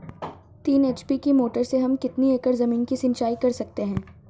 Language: Hindi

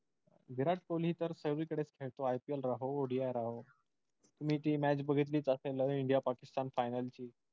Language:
Marathi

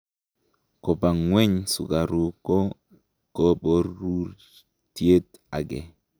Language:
Kalenjin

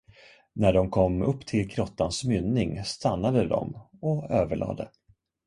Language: Swedish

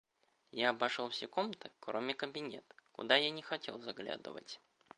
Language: Russian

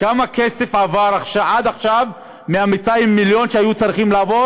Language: Hebrew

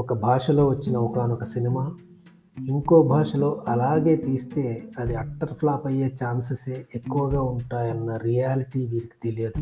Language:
Telugu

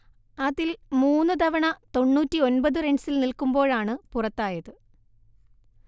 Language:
Malayalam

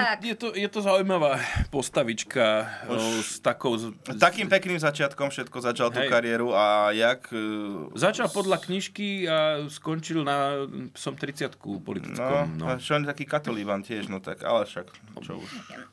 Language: Slovak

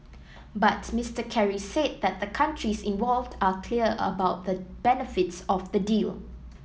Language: English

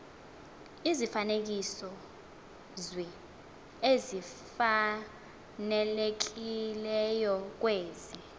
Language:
Xhosa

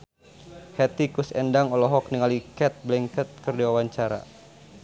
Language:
Sundanese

